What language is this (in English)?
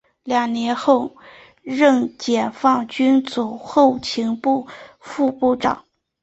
Chinese